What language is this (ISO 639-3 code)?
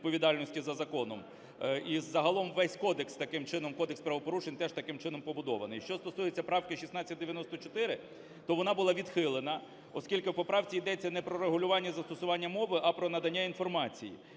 ukr